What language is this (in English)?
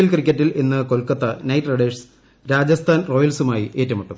Malayalam